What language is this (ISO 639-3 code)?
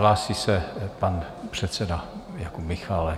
ces